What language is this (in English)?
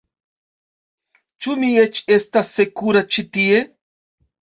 Esperanto